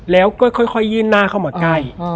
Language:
Thai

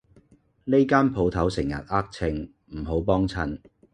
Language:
Cantonese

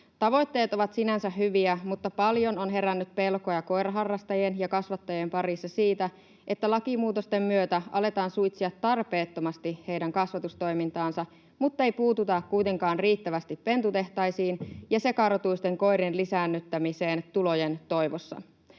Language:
Finnish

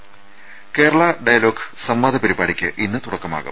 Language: Malayalam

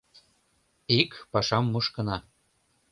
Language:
Mari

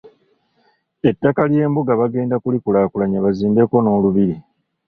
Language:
Ganda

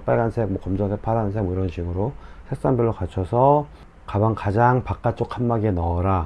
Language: Korean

